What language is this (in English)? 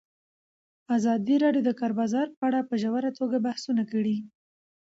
Pashto